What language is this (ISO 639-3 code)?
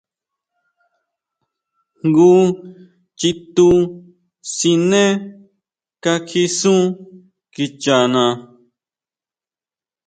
mau